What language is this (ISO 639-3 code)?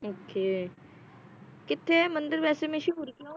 pan